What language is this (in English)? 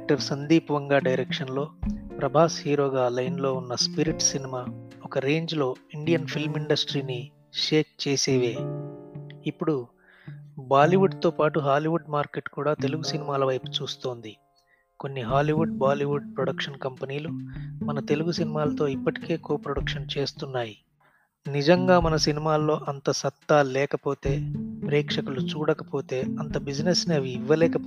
Telugu